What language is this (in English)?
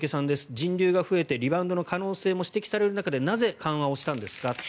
Japanese